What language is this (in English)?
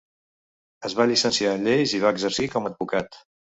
Catalan